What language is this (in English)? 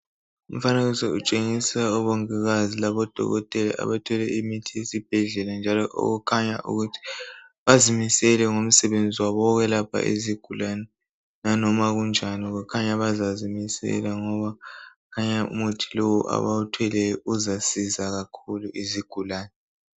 North Ndebele